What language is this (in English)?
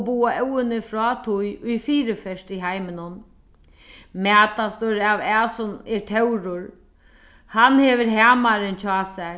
Faroese